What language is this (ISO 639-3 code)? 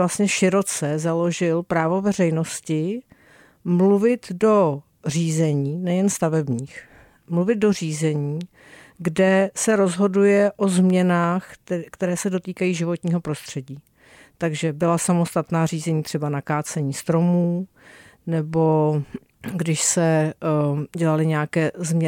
ces